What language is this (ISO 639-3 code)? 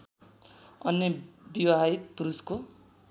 nep